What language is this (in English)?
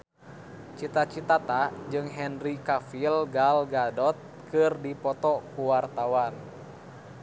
Sundanese